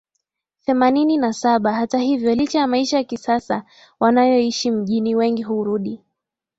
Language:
Swahili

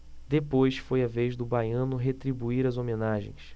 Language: Portuguese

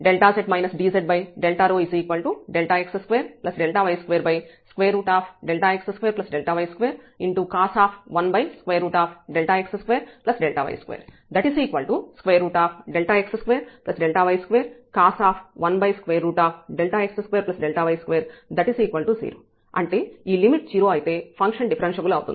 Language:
Telugu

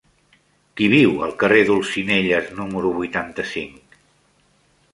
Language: Catalan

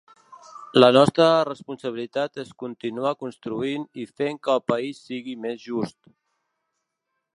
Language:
Catalan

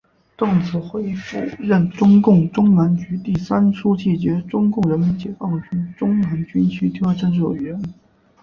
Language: Chinese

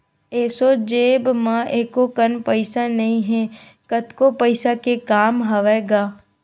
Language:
Chhattisgarhi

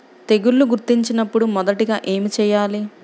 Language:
Telugu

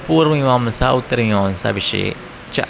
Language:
Sanskrit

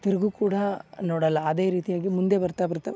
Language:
Kannada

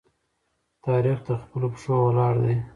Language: Pashto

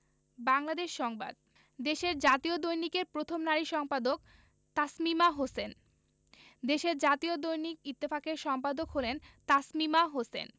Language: Bangla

